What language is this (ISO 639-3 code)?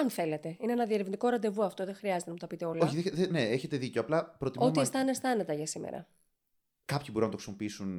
ell